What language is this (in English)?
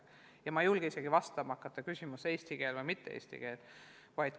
Estonian